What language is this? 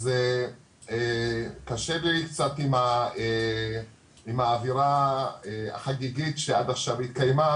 Hebrew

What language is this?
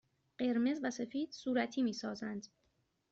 Persian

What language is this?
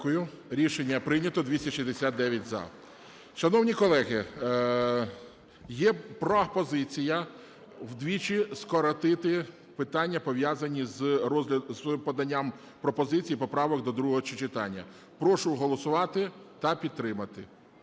Ukrainian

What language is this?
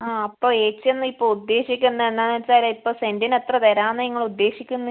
Malayalam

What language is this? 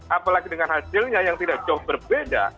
Indonesian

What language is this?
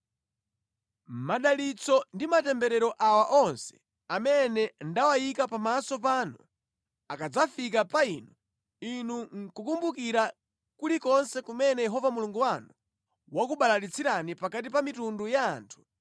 Nyanja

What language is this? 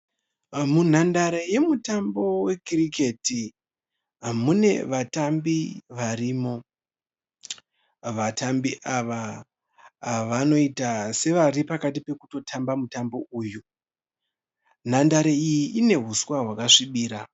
Shona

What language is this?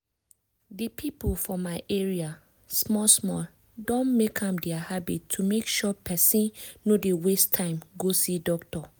Nigerian Pidgin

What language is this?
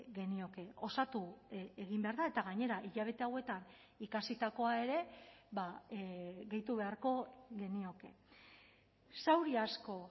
Basque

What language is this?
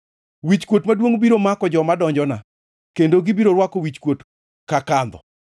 Luo (Kenya and Tanzania)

